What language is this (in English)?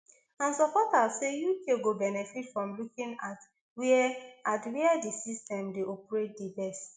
Nigerian Pidgin